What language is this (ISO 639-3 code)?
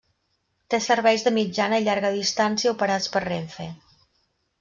cat